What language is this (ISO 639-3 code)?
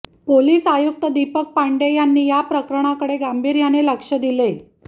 mar